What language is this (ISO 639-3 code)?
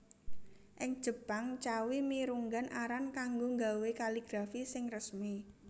jav